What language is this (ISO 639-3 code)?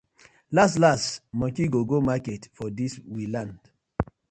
pcm